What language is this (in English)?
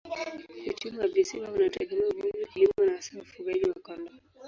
Swahili